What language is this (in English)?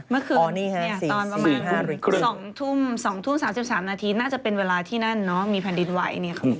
Thai